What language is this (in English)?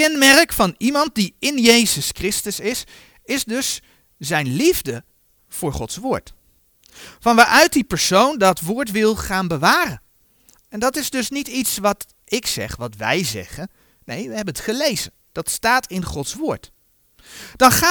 Dutch